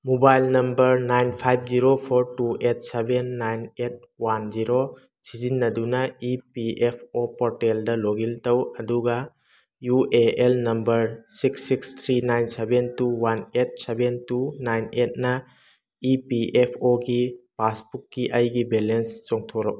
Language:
Manipuri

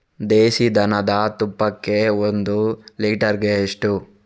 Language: Kannada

